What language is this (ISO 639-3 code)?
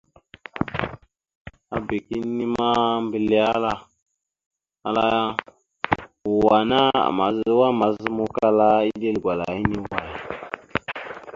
mxu